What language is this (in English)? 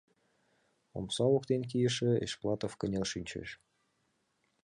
Mari